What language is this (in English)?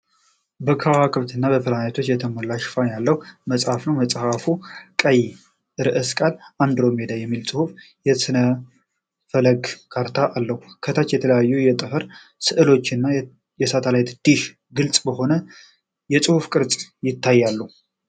Amharic